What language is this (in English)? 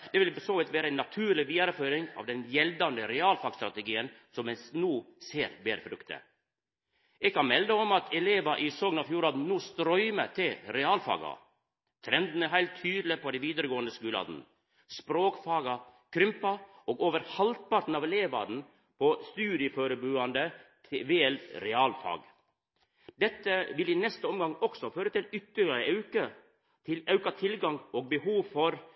Norwegian Nynorsk